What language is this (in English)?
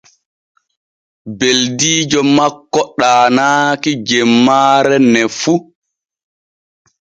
Borgu Fulfulde